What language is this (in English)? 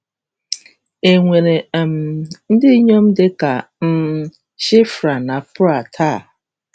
Igbo